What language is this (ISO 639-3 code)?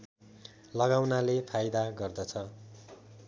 nep